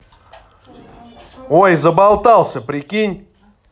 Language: Russian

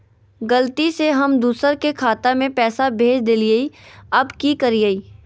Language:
Magahi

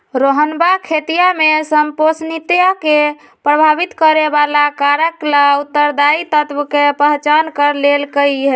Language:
Magahi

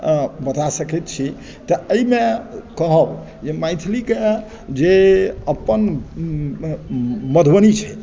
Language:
Maithili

